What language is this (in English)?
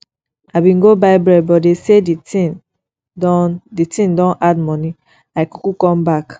Nigerian Pidgin